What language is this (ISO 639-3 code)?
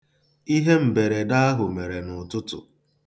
ibo